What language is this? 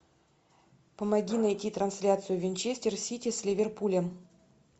Russian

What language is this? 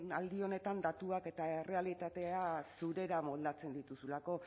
Basque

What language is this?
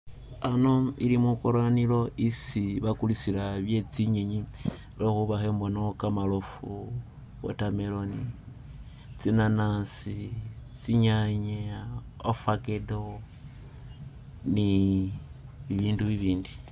Masaaba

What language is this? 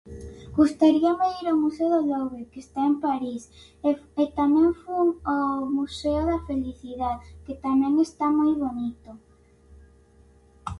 Galician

